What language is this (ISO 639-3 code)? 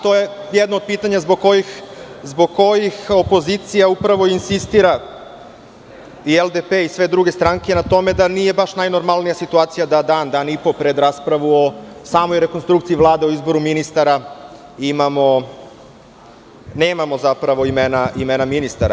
srp